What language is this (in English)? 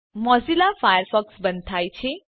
Gujarati